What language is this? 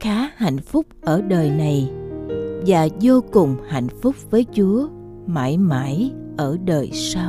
Vietnamese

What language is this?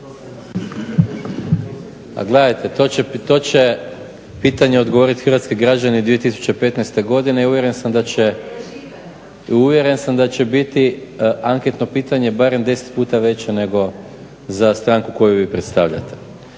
Croatian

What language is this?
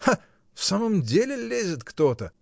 Russian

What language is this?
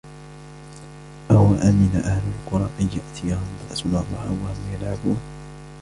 Arabic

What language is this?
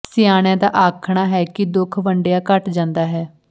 Punjabi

